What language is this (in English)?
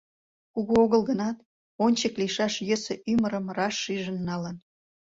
Mari